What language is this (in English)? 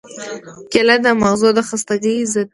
Pashto